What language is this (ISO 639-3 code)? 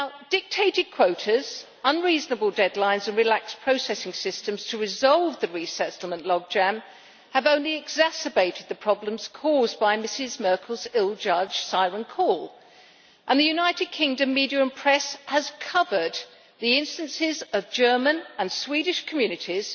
eng